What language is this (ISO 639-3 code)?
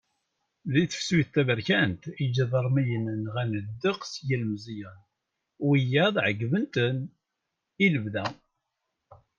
kab